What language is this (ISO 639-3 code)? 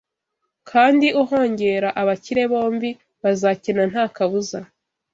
kin